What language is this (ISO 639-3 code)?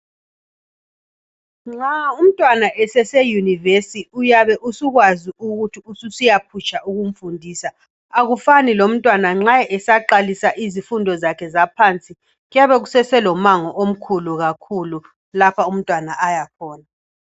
nde